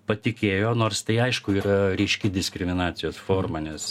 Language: Lithuanian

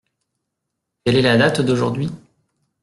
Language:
French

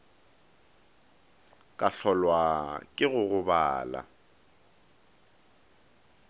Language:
Northern Sotho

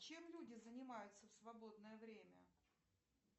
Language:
Russian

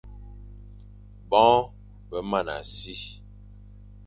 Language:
Fang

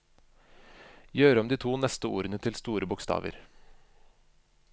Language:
Norwegian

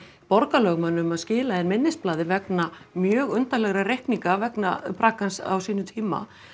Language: Icelandic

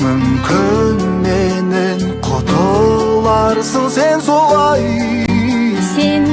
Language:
Kazakh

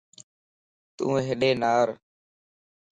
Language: Lasi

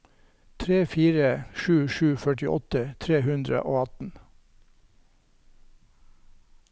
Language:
Norwegian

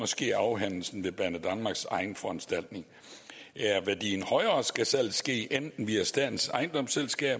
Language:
Danish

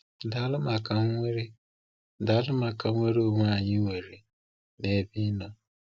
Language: Igbo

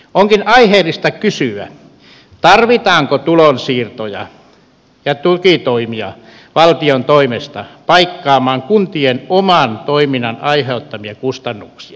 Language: Finnish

